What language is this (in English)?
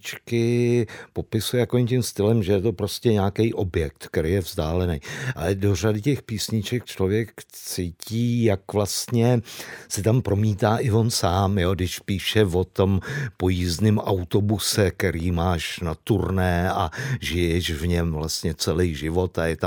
Czech